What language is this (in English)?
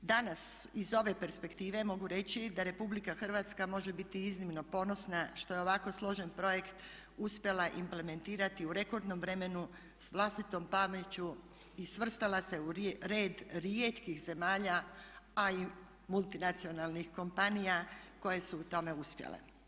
Croatian